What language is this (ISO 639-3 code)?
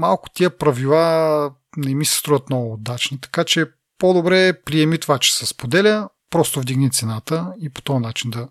bul